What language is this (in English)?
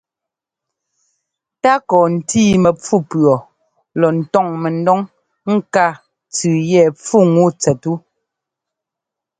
Ngomba